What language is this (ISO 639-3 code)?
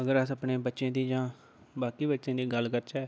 doi